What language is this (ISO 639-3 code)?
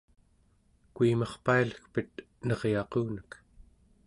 esu